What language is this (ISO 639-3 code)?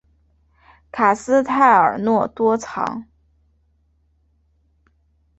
zho